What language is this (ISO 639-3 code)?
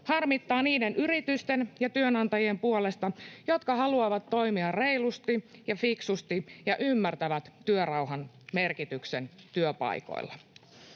fin